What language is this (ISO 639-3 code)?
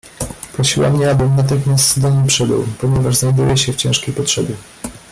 pol